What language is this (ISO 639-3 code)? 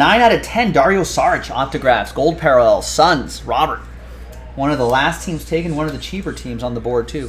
eng